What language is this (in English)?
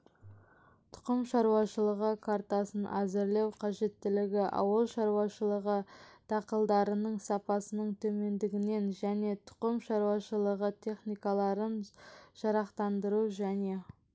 Kazakh